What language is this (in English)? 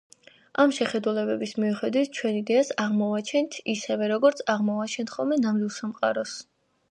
Georgian